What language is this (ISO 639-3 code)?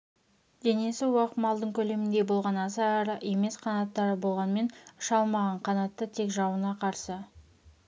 kaz